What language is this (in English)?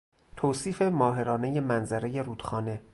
Persian